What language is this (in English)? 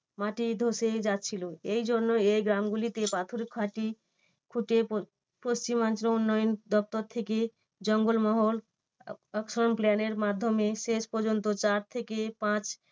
Bangla